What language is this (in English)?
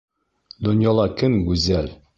Bashkir